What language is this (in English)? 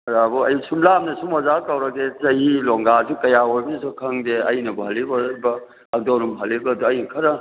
Manipuri